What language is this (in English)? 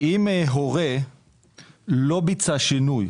Hebrew